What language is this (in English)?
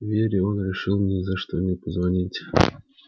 Russian